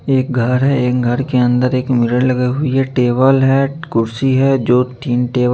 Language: Hindi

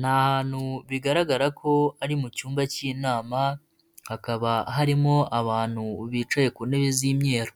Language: Kinyarwanda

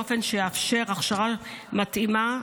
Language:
Hebrew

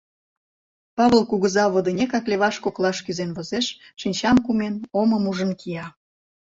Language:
Mari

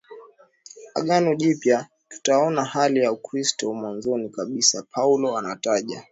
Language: Swahili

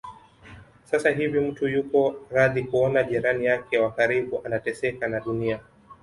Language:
Swahili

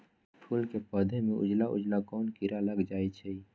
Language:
Magahi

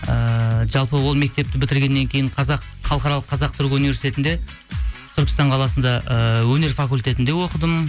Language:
Kazakh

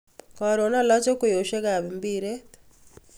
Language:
Kalenjin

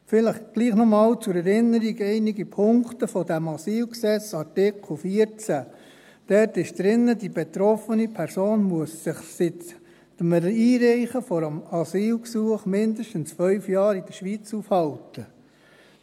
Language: Swiss German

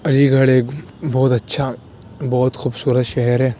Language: Urdu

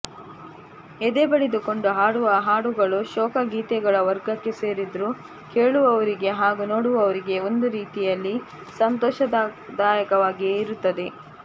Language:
Kannada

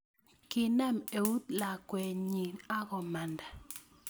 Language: Kalenjin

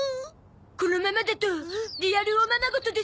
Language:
Japanese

